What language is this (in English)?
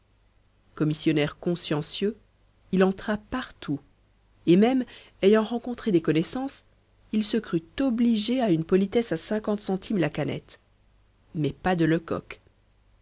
French